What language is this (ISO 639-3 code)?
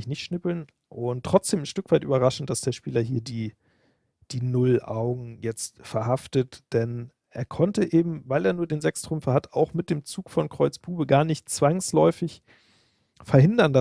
deu